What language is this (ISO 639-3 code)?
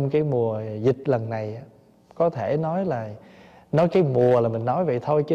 vie